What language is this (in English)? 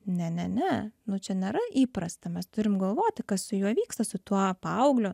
Lithuanian